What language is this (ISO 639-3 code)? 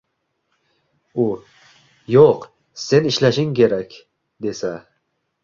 uzb